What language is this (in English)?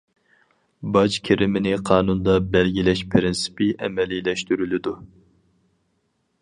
Uyghur